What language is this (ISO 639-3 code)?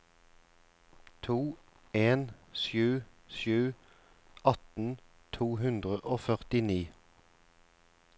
nor